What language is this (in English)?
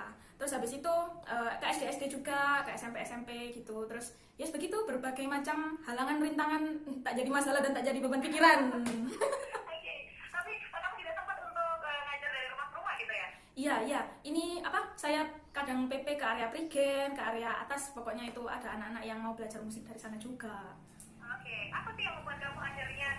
Indonesian